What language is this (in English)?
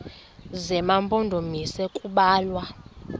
Xhosa